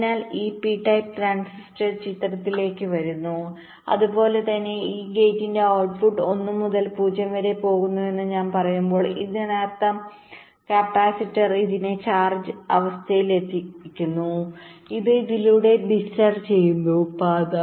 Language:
Malayalam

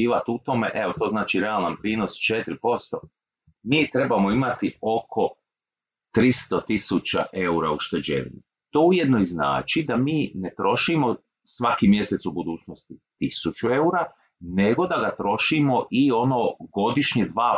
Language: Croatian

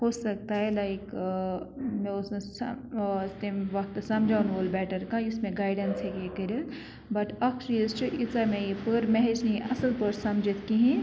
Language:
Kashmiri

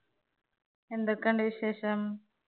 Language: Malayalam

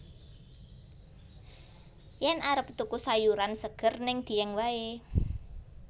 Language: Javanese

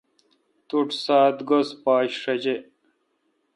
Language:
Kalkoti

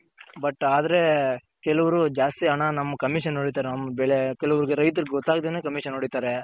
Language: Kannada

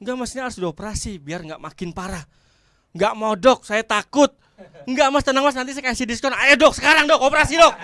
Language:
Indonesian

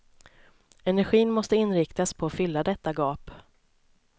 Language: Swedish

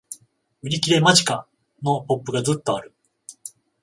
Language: Japanese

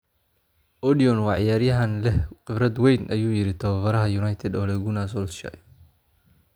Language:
Somali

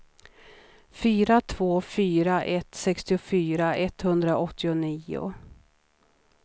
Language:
Swedish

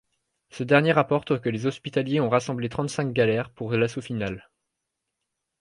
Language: French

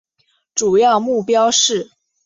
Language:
Chinese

